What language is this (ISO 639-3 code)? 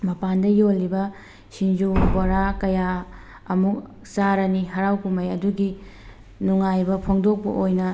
mni